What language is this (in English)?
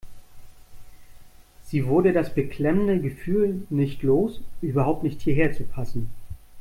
German